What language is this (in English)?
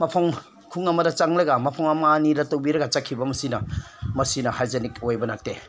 Manipuri